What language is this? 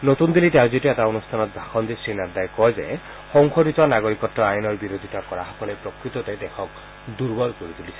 Assamese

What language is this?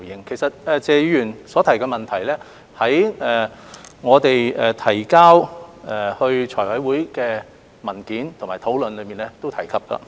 Cantonese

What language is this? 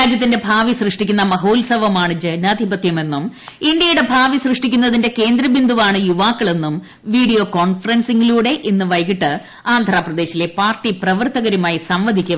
Malayalam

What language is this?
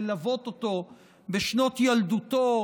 Hebrew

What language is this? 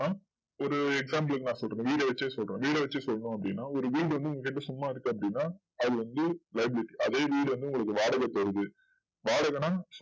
Tamil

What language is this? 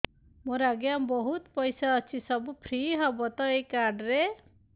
Odia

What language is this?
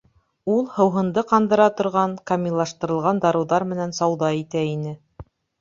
Bashkir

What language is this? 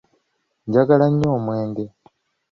Ganda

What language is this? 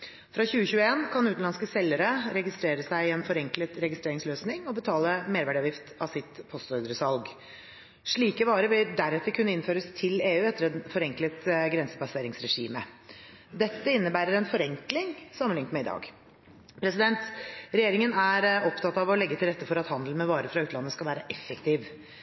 Norwegian Bokmål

